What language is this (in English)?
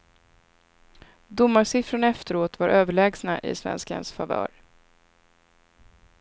Swedish